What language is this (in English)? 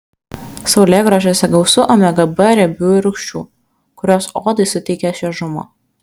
Lithuanian